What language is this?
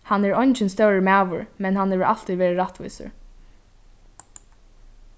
Faroese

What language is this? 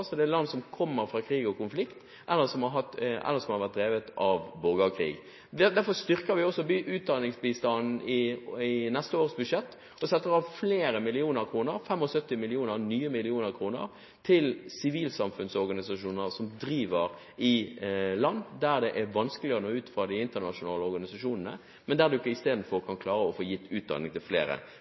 Norwegian Bokmål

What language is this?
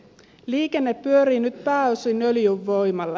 Finnish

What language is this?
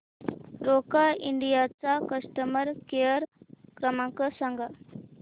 Marathi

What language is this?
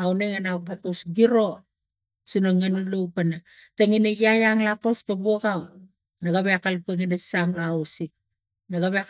Tigak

